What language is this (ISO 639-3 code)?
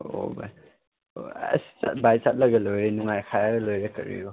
mni